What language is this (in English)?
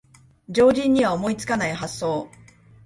Japanese